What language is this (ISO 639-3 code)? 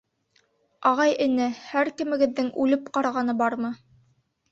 bak